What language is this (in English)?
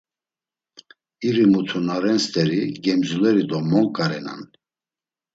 Laz